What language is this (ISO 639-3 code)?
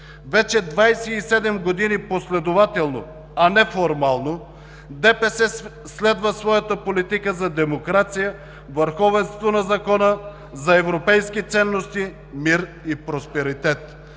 bul